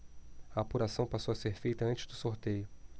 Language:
Portuguese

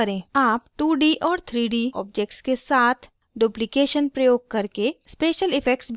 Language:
Hindi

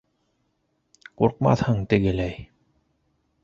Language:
Bashkir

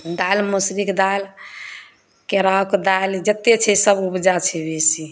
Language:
Maithili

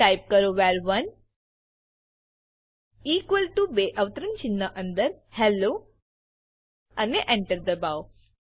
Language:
Gujarati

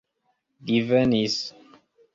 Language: Esperanto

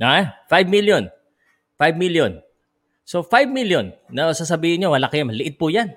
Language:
Filipino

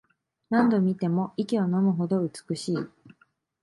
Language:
Japanese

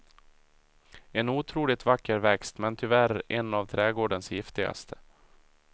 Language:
Swedish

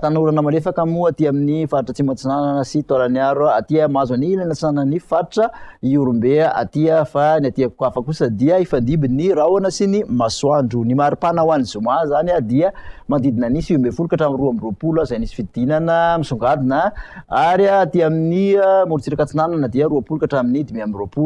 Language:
Malagasy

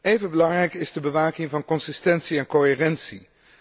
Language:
Dutch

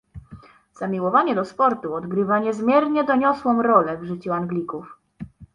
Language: Polish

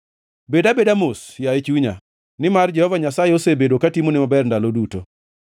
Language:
Luo (Kenya and Tanzania)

